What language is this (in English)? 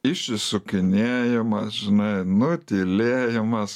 Lithuanian